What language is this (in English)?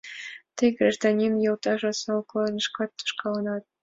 Mari